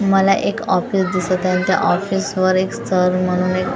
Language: Marathi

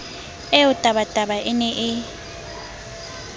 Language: Southern Sotho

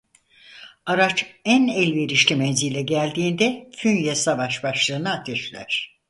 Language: Turkish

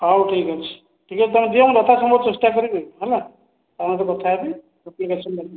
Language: Odia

